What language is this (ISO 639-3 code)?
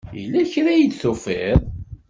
kab